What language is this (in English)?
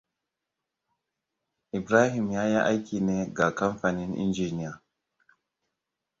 Hausa